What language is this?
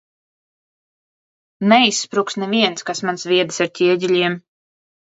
Latvian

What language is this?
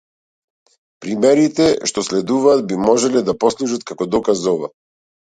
Macedonian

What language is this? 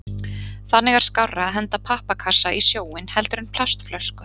Icelandic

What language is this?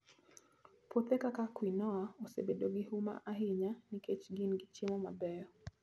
Luo (Kenya and Tanzania)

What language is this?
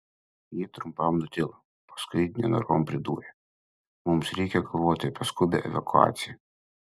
Lithuanian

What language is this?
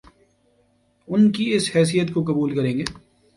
Urdu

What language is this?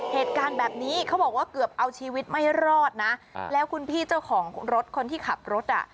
Thai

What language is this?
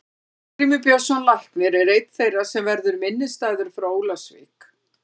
Icelandic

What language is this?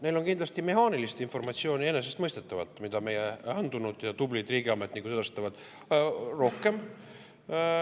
Estonian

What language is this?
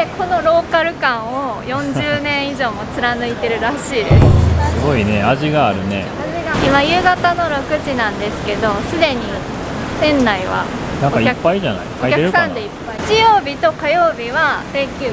Japanese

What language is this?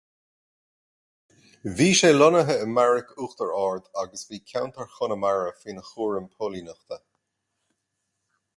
Irish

